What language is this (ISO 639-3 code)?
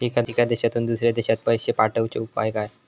mar